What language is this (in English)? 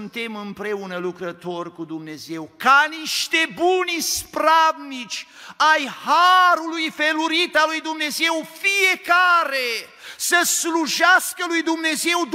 Romanian